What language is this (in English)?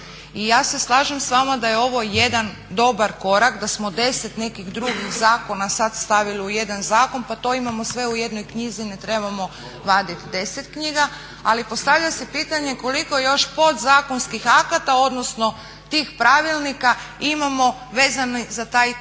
Croatian